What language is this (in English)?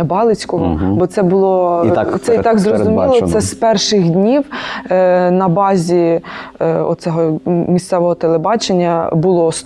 Ukrainian